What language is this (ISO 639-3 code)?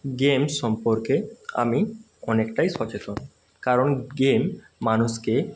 ben